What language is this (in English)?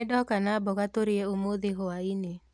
Kikuyu